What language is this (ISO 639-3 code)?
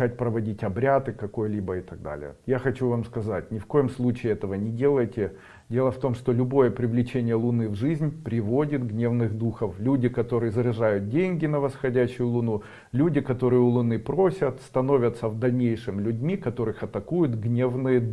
rus